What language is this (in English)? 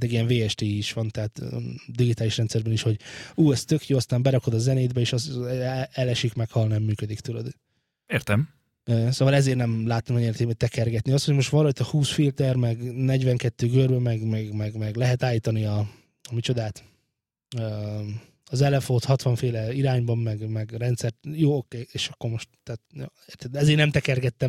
Hungarian